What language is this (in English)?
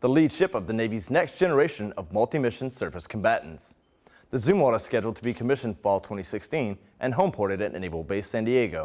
English